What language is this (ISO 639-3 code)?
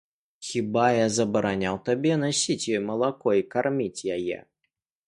bel